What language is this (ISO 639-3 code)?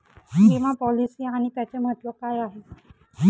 mar